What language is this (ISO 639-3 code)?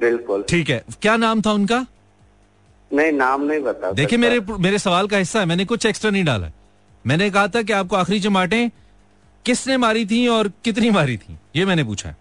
hin